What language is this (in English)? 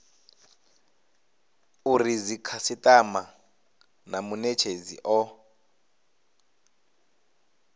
Venda